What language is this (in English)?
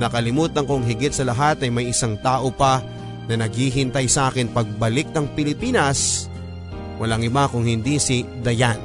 Filipino